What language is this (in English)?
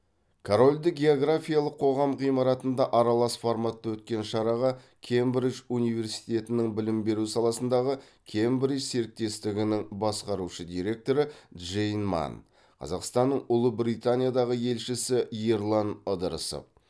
Kazakh